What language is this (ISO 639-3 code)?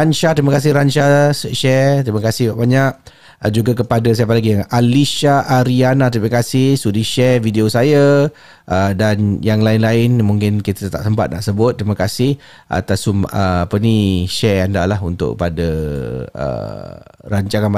msa